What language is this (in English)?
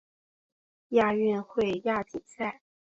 Chinese